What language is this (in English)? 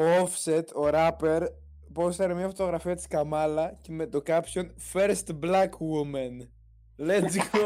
Greek